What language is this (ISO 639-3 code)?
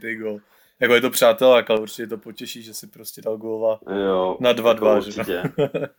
ces